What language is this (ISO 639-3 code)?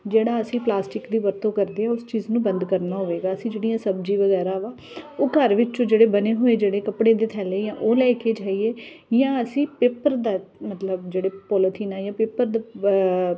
pan